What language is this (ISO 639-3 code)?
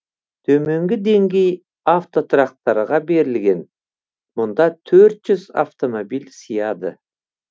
kaz